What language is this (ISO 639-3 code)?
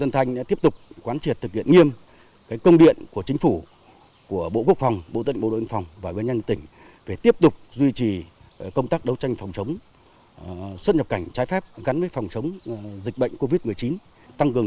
vie